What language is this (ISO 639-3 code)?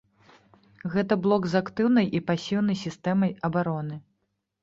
bel